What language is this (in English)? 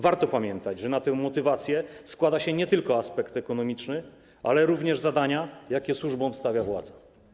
Polish